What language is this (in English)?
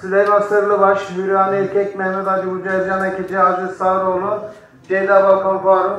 Turkish